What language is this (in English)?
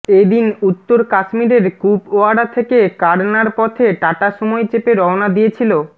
Bangla